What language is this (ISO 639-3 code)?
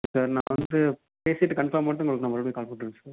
tam